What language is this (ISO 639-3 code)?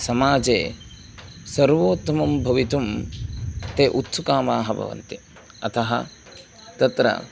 san